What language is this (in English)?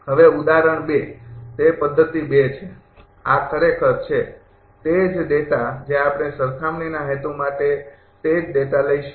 Gujarati